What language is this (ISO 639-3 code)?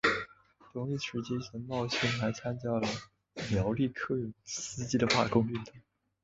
zho